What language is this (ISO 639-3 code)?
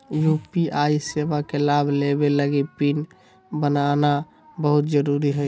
mag